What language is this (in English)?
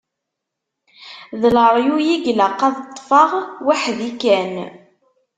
Kabyle